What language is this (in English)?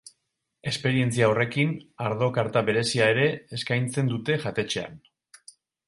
Basque